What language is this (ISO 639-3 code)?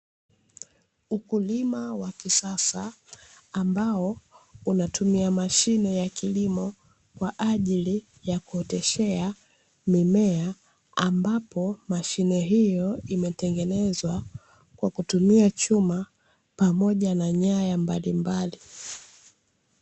swa